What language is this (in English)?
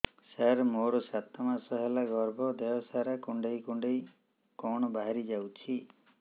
Odia